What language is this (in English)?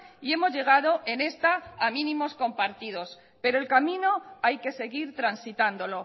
Spanish